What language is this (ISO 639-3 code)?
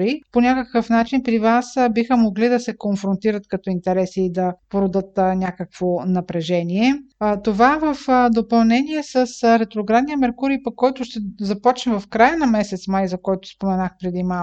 bul